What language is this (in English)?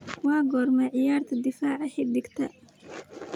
Somali